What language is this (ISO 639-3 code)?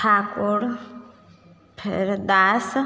mai